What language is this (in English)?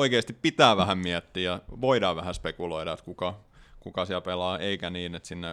Finnish